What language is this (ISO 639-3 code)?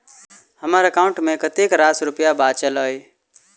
mai